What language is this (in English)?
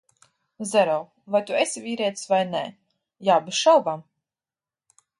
Latvian